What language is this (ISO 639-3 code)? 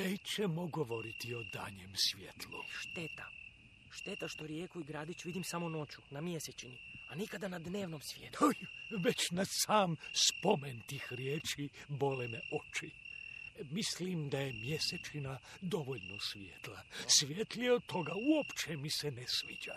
hrv